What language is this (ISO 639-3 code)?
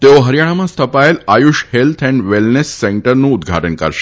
guj